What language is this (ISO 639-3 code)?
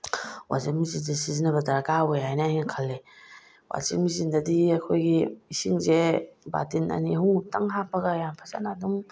mni